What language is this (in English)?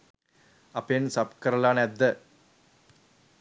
Sinhala